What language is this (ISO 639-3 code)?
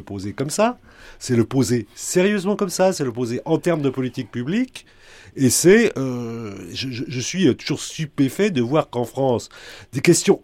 fra